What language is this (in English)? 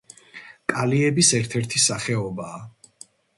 Georgian